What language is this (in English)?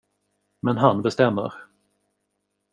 Swedish